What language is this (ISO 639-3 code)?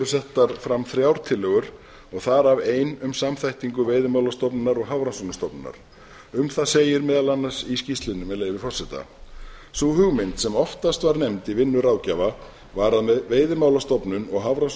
isl